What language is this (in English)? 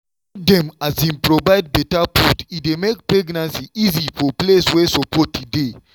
Nigerian Pidgin